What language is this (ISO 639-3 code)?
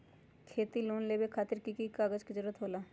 mag